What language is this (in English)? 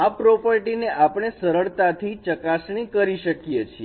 Gujarati